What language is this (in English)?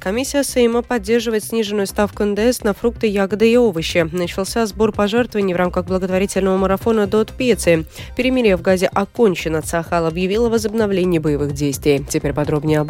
Russian